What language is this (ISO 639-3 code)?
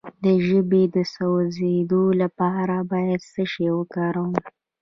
pus